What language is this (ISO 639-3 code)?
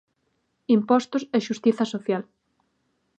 glg